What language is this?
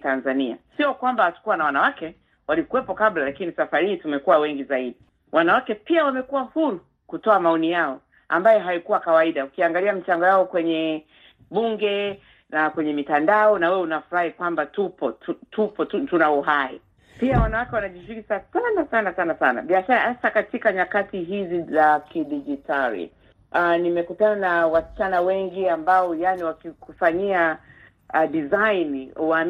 Swahili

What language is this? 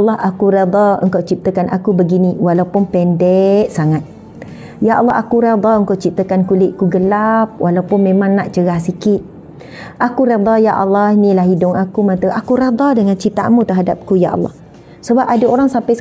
Malay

